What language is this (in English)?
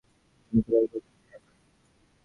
Bangla